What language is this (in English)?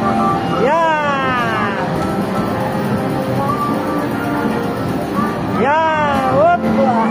Filipino